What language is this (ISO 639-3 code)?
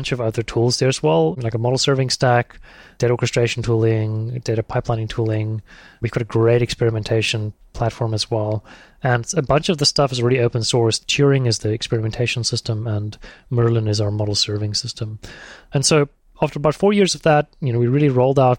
eng